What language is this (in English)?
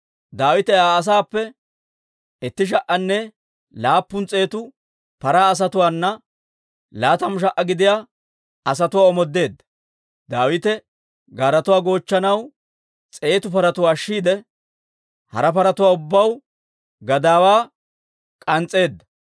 Dawro